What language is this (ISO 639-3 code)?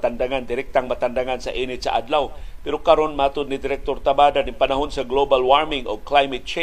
fil